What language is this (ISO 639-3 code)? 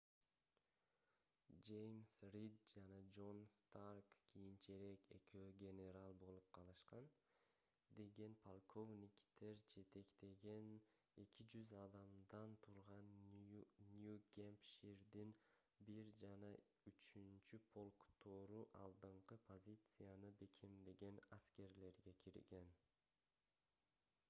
kir